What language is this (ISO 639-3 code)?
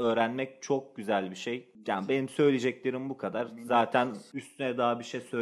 tur